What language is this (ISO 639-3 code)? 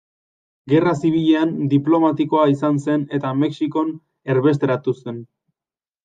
eus